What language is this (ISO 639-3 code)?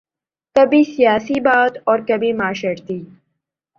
urd